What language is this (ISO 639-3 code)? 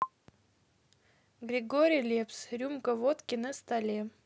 rus